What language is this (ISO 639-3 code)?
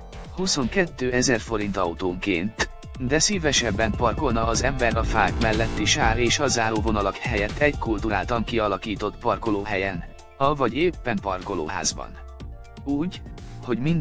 hun